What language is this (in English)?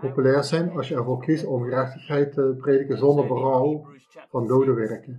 Dutch